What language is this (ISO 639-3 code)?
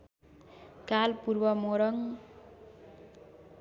nep